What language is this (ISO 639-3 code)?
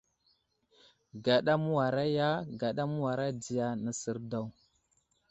udl